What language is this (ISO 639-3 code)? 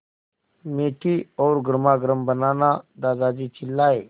hin